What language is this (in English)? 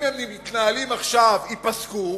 Hebrew